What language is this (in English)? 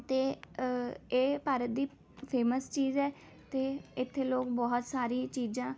Punjabi